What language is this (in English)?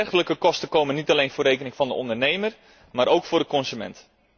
Dutch